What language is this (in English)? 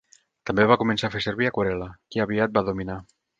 Catalan